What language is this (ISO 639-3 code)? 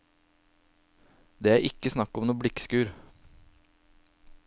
nor